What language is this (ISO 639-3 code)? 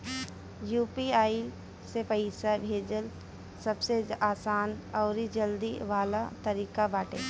bho